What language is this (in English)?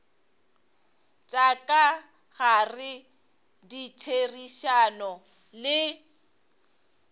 Northern Sotho